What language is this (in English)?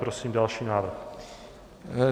Czech